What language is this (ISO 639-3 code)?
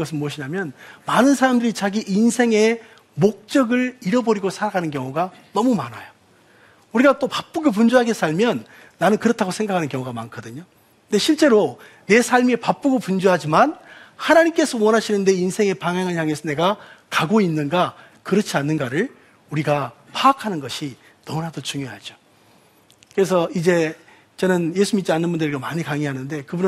kor